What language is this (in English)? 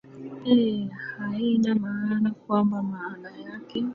Swahili